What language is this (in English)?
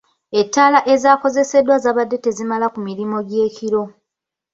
Ganda